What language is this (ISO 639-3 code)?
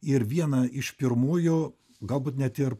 lit